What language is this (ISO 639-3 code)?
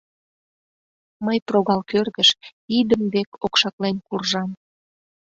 chm